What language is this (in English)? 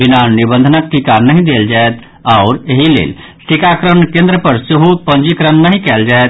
Maithili